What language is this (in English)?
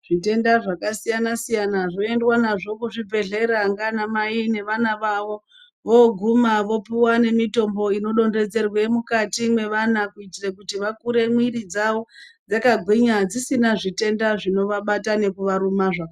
Ndau